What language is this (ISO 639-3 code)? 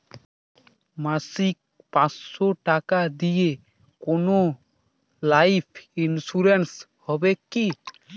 ben